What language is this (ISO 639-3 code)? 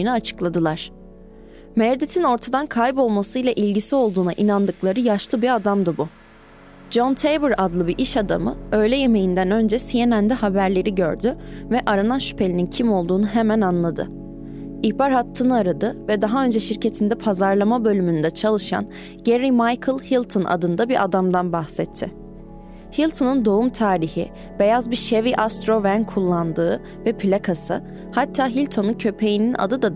tur